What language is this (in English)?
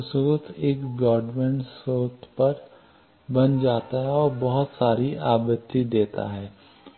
Hindi